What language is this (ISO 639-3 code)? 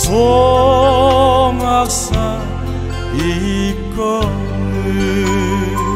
kor